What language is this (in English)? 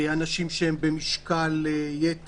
Hebrew